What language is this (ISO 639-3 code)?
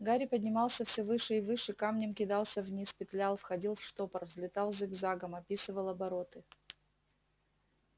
rus